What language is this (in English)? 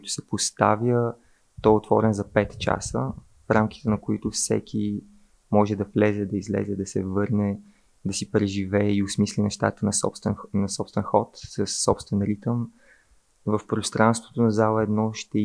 Bulgarian